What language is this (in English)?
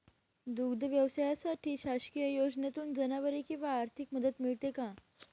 Marathi